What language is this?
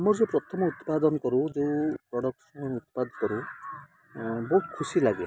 Odia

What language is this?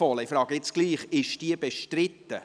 Swiss German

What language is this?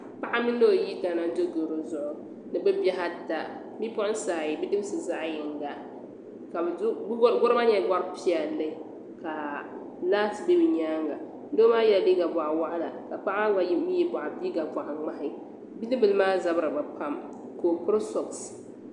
Dagbani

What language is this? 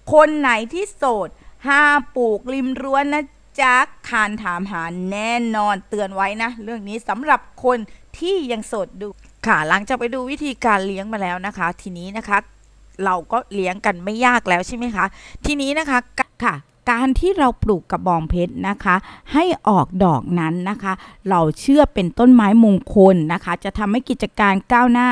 Thai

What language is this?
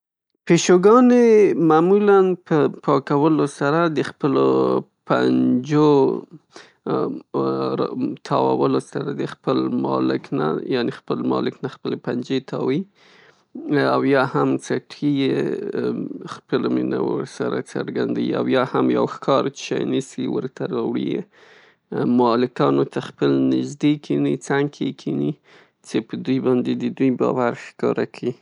Pashto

